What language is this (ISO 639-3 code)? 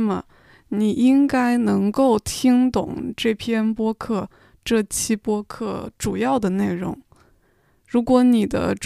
zho